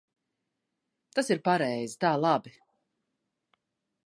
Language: Latvian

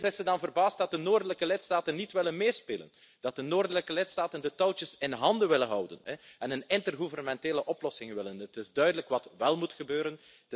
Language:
Dutch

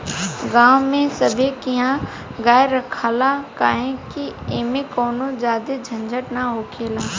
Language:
Bhojpuri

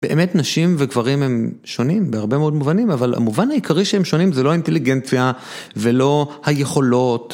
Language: Hebrew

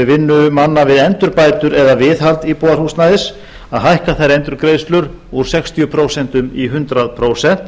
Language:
Icelandic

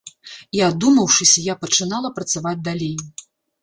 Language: Belarusian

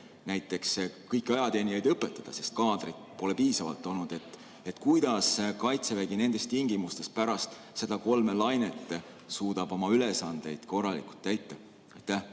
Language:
Estonian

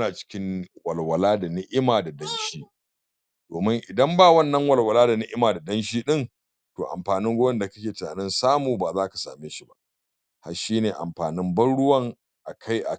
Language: Hausa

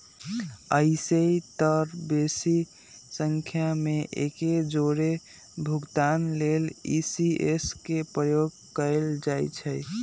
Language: Magahi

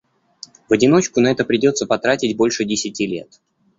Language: Russian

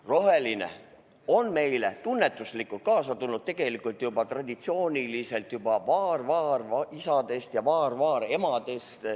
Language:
Estonian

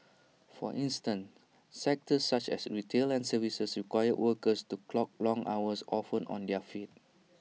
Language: English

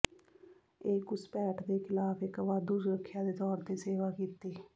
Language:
Punjabi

